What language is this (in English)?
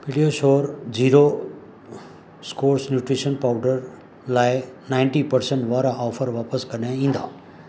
Sindhi